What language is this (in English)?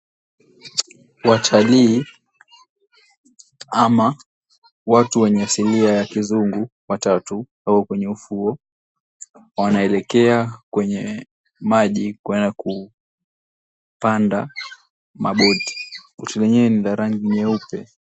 Swahili